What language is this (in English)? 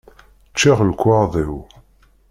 Kabyle